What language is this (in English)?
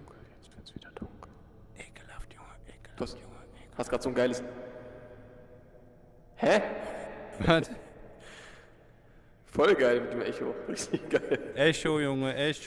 German